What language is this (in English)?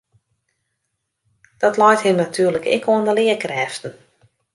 Western Frisian